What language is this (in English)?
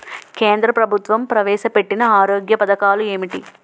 Telugu